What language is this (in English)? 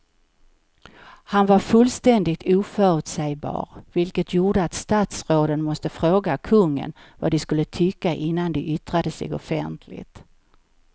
Swedish